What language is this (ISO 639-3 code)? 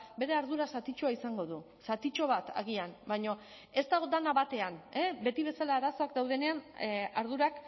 eus